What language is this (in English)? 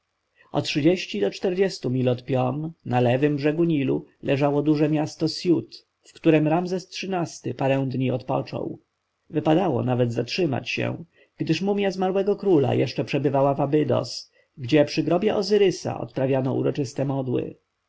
Polish